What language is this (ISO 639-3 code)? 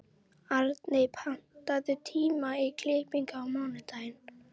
isl